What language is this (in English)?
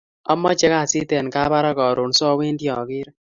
Kalenjin